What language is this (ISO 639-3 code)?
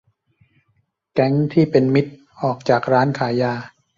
tha